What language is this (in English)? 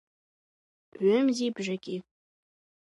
Abkhazian